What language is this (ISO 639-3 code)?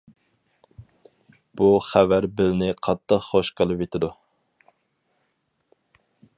uig